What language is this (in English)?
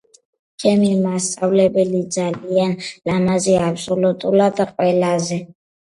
Georgian